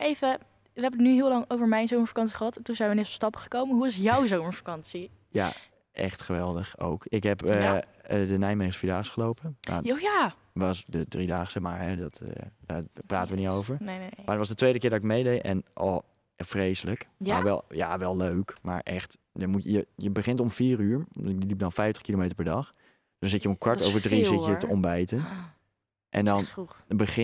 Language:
Dutch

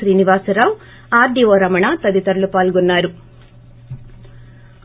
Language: Telugu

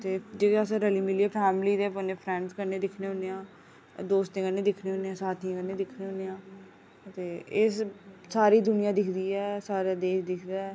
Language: Dogri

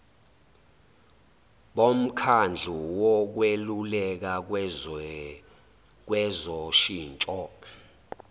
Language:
Zulu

